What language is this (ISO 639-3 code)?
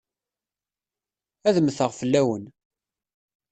kab